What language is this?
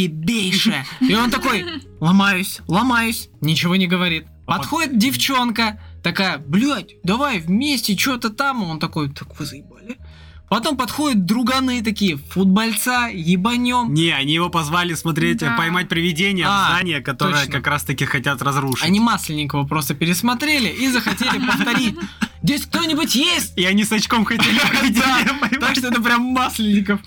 Russian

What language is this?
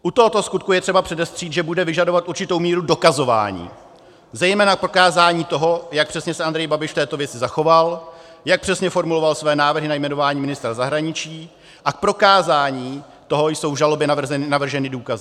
Czech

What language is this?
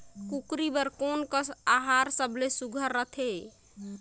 Chhattisgarhi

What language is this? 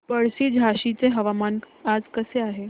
Marathi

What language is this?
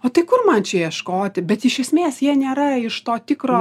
Lithuanian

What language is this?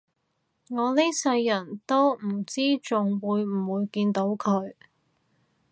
Cantonese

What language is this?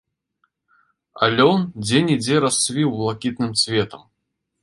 Belarusian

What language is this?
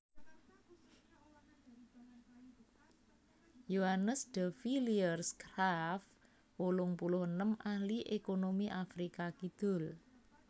Javanese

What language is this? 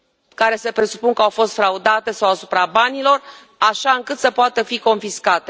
Romanian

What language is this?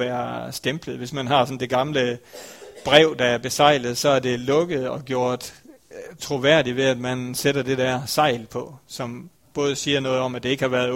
Danish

